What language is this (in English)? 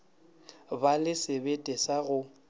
Northern Sotho